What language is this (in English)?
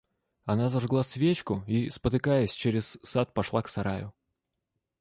Russian